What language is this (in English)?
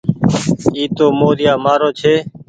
Goaria